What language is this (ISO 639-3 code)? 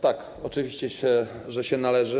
pol